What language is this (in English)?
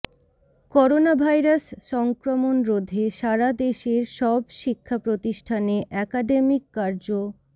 Bangla